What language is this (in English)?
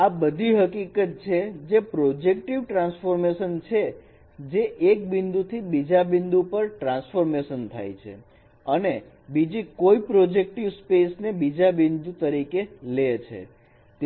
Gujarati